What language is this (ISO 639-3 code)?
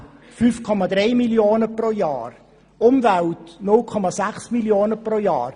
gsw